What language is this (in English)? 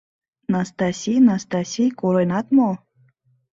Mari